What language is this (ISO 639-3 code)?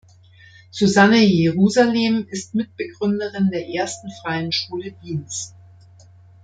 deu